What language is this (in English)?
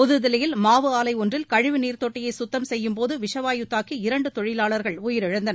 Tamil